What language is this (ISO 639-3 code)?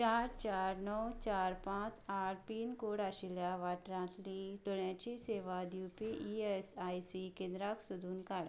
kok